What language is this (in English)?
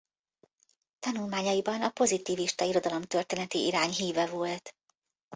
Hungarian